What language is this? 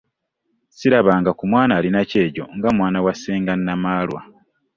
Ganda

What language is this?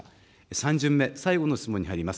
Japanese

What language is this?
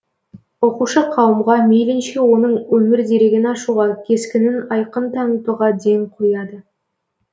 Kazakh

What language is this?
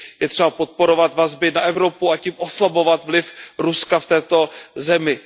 Czech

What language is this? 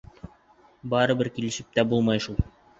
Bashkir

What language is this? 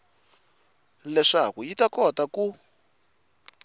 Tsonga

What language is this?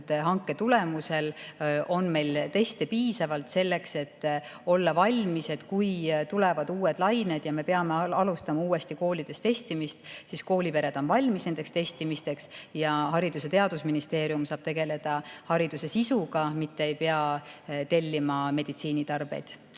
Estonian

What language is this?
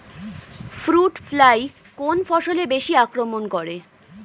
Bangla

